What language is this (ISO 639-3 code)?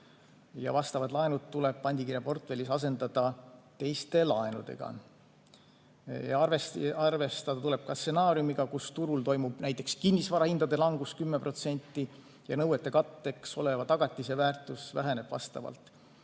est